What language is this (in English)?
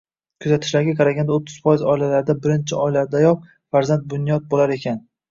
Uzbek